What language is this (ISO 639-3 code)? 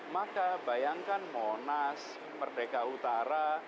ind